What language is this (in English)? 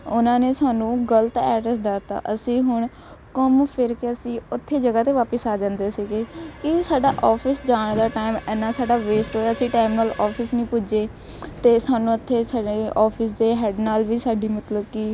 Punjabi